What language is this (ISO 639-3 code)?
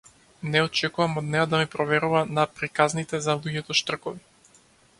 mkd